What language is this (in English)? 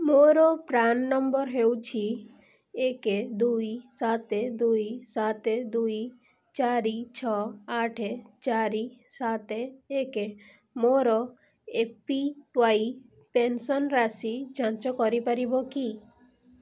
Odia